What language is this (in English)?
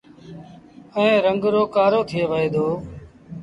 Sindhi Bhil